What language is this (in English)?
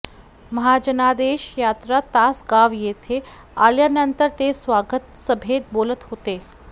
Marathi